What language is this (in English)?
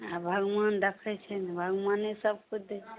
Maithili